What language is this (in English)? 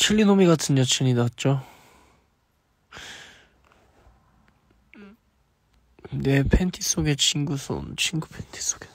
Korean